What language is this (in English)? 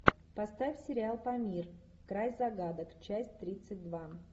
Russian